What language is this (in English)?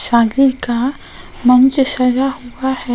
Hindi